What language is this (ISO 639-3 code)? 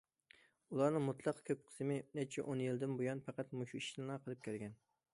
uig